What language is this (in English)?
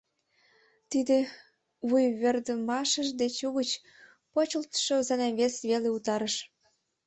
Mari